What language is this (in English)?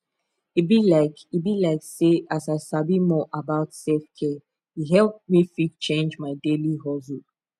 Nigerian Pidgin